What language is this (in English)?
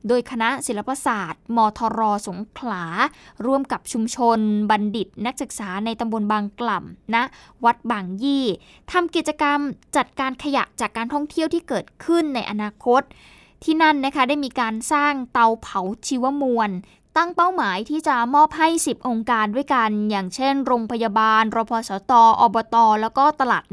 Thai